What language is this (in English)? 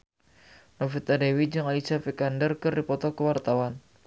Sundanese